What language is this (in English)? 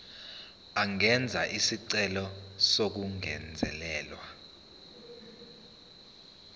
Zulu